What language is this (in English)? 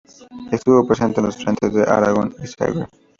Spanish